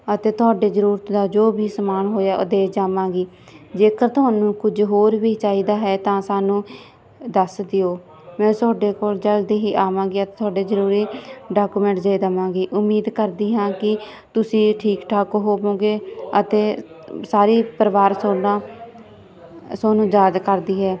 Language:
Punjabi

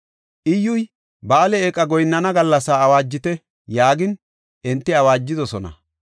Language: Gofa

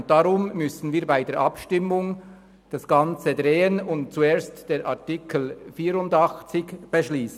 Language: Swiss German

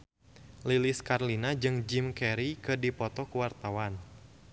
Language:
Sundanese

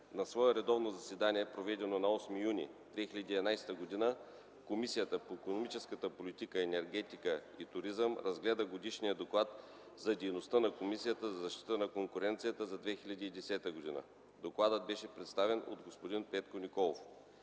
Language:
Bulgarian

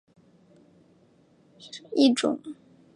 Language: Chinese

